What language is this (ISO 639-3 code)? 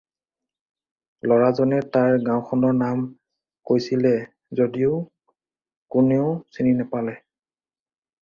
asm